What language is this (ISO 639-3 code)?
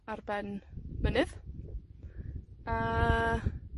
cym